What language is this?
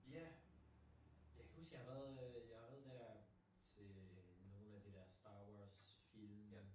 Danish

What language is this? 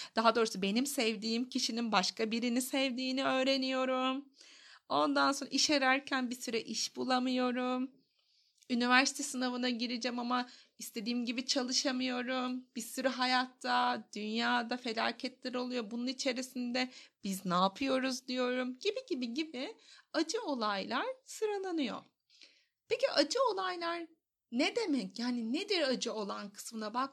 Turkish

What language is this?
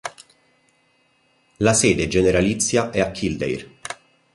Italian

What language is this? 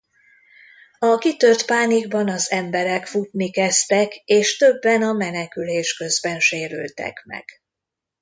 Hungarian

